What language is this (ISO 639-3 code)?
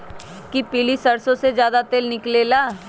mag